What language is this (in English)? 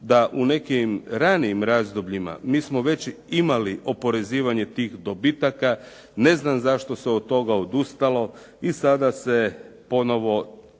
Croatian